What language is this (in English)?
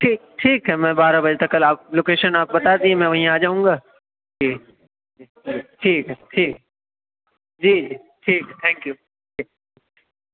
Urdu